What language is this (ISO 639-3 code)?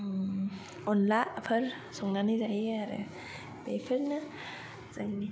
brx